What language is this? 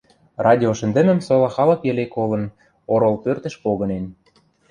Western Mari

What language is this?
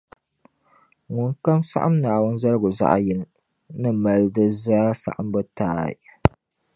Dagbani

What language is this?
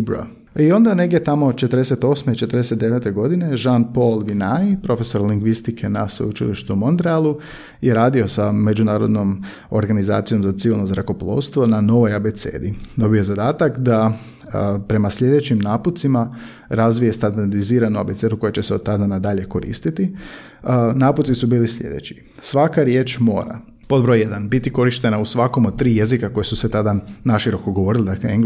Croatian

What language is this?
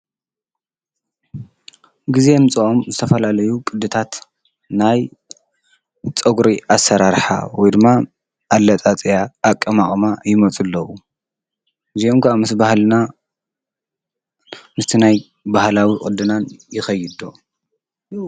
Tigrinya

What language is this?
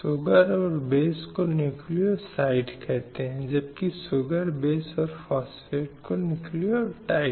Hindi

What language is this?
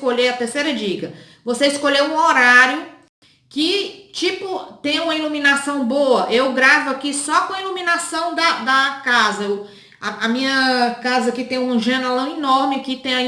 Portuguese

